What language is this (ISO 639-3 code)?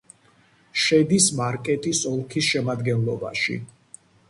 kat